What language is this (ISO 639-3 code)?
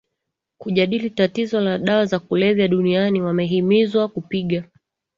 swa